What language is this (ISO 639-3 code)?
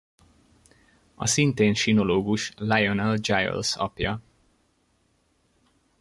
hun